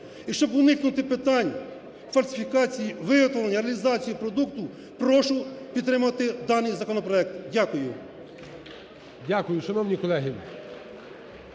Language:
Ukrainian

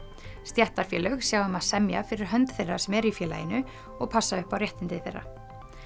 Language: Icelandic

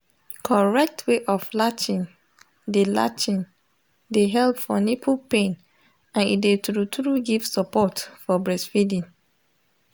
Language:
Nigerian Pidgin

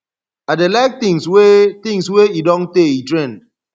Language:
Nigerian Pidgin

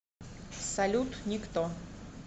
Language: Russian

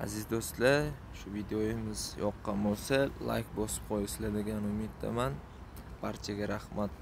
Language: Turkish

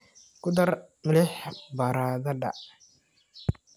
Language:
Somali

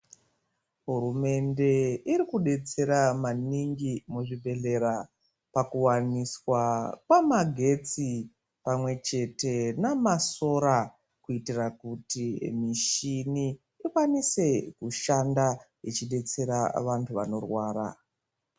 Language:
Ndau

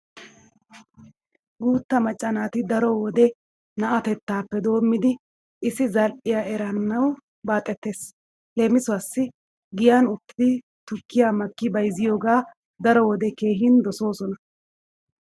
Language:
Wolaytta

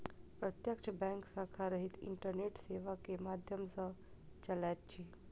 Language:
Maithili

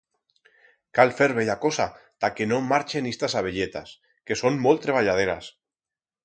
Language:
Aragonese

